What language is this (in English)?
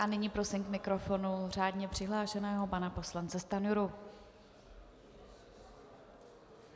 Czech